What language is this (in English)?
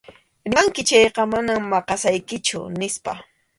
Arequipa-La Unión Quechua